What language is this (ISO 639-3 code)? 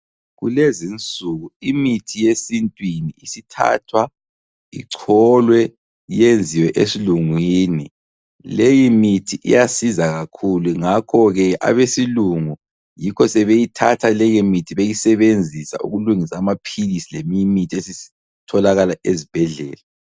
nde